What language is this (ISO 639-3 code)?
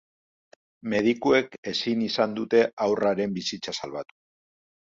eus